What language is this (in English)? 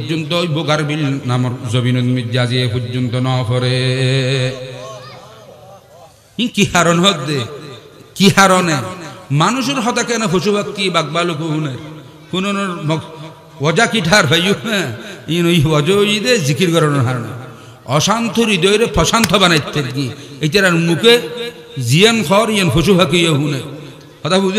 Arabic